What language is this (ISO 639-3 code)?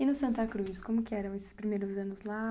por